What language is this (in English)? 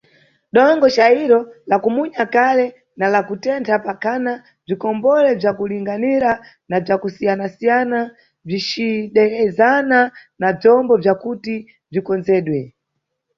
Nyungwe